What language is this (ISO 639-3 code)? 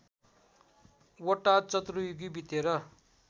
nep